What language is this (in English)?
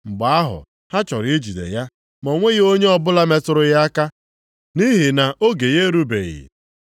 Igbo